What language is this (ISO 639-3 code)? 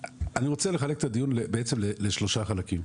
heb